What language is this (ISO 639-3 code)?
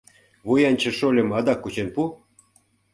chm